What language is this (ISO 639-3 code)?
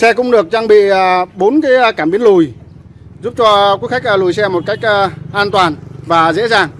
vie